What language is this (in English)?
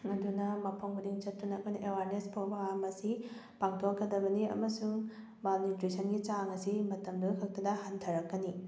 Manipuri